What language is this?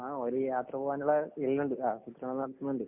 Malayalam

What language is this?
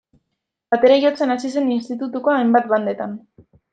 Basque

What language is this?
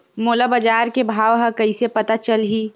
Chhattisgarhi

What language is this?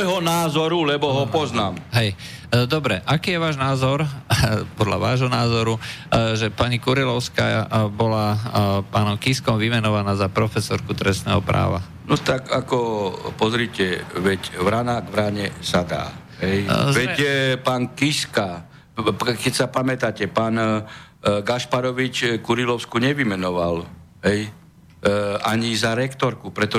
Slovak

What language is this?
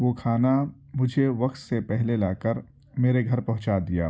Urdu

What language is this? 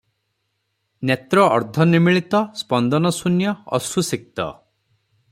Odia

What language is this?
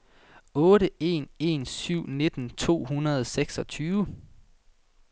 Danish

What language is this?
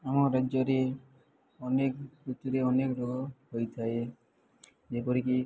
Odia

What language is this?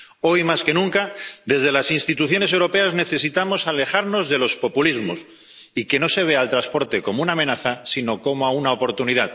Spanish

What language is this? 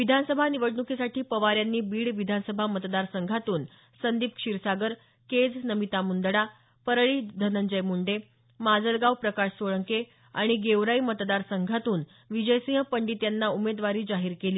Marathi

